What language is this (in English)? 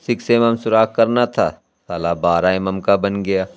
Urdu